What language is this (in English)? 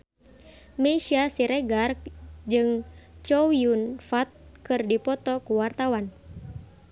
Sundanese